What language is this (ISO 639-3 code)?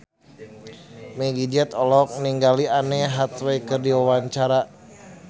sun